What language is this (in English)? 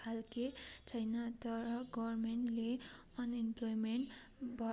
Nepali